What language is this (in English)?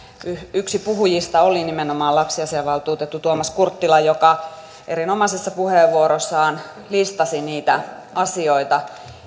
Finnish